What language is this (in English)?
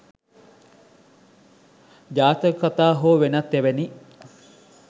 Sinhala